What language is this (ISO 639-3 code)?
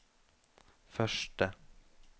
nor